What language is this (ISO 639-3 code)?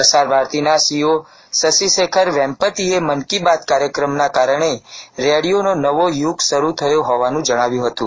guj